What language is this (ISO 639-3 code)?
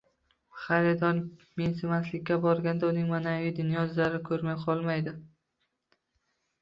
uzb